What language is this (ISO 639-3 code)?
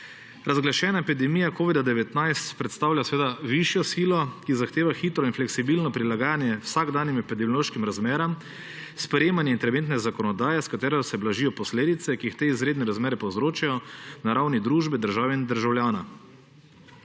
slv